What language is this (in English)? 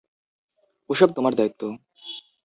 Bangla